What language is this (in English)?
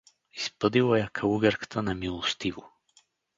Bulgarian